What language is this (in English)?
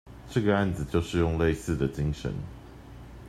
Chinese